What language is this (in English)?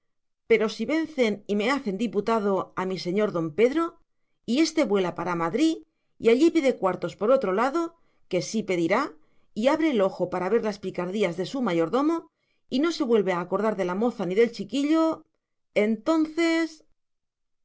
Spanish